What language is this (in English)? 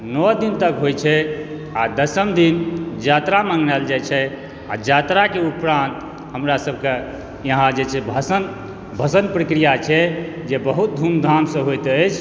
Maithili